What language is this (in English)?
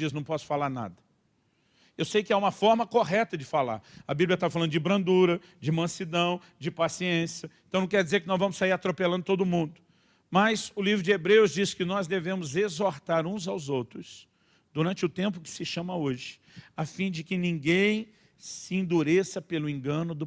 Portuguese